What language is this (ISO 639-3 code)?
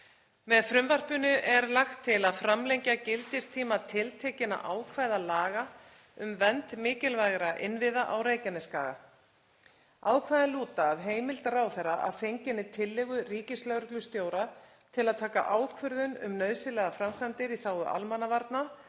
isl